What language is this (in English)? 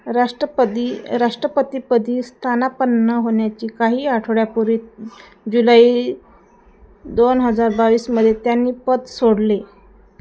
Marathi